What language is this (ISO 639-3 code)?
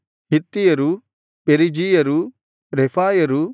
kan